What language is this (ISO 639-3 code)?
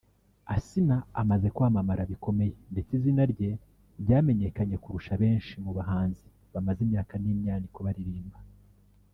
kin